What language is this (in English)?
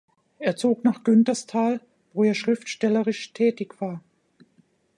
German